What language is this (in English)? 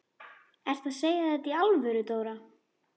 Icelandic